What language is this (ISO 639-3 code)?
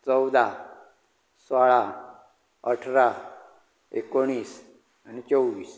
kok